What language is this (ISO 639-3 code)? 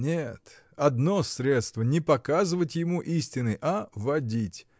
rus